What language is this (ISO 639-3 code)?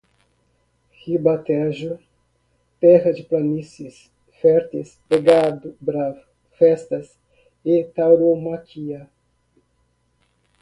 por